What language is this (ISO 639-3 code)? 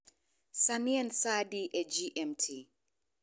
luo